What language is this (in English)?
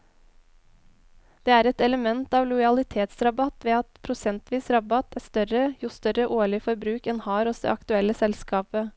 Norwegian